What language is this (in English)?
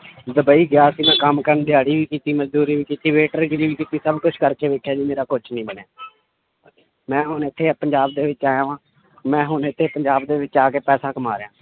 Punjabi